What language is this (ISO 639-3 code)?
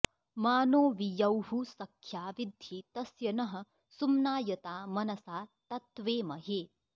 san